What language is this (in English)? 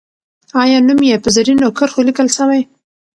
Pashto